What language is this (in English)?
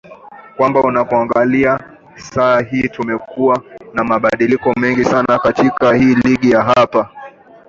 Swahili